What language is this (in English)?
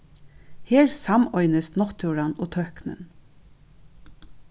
Faroese